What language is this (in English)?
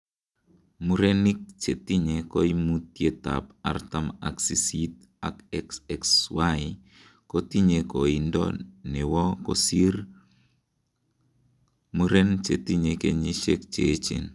Kalenjin